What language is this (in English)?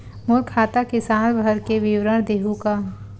Chhattisgarhi